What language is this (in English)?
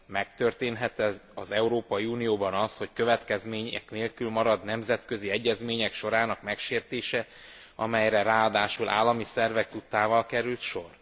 Hungarian